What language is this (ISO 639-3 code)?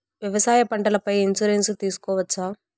tel